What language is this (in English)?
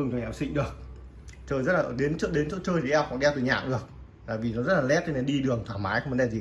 Vietnamese